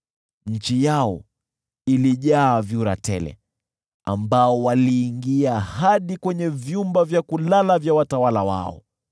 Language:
Swahili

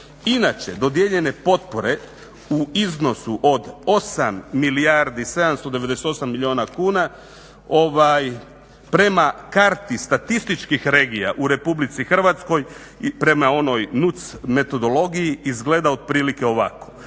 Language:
Croatian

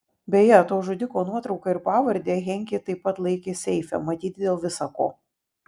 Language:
Lithuanian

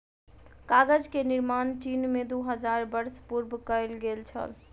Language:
Maithili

